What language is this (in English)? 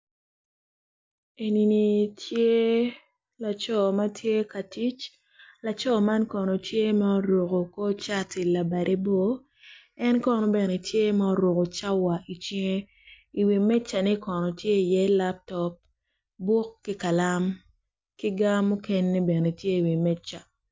Acoli